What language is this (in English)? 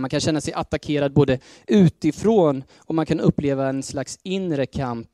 Swedish